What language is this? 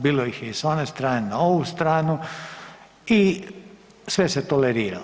Croatian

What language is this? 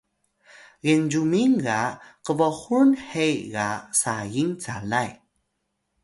Atayal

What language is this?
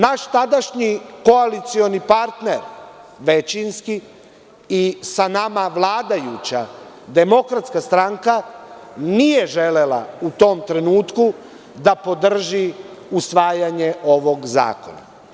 Serbian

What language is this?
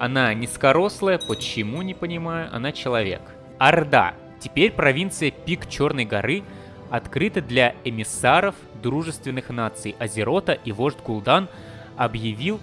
Russian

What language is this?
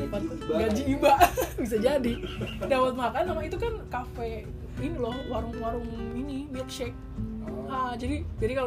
Indonesian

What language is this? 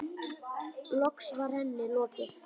Icelandic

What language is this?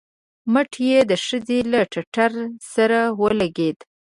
Pashto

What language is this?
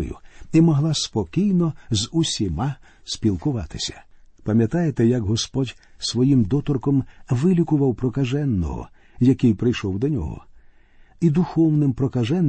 Ukrainian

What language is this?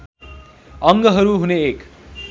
Nepali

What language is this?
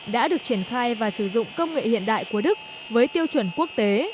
Vietnamese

